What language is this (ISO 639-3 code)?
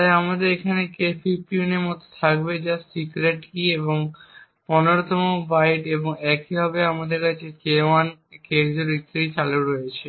ben